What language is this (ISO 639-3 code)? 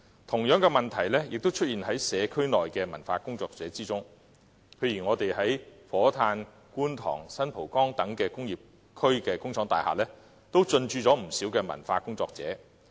yue